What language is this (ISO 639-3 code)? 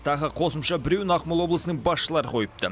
kaz